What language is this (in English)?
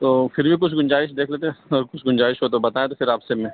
Urdu